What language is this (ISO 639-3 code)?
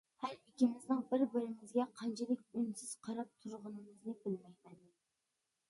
uig